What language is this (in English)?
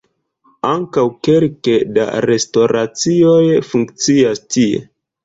Esperanto